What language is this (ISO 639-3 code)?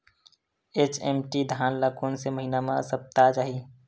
hne